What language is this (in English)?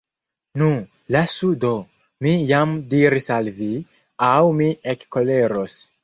Esperanto